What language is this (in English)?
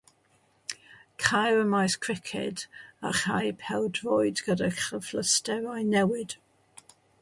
Welsh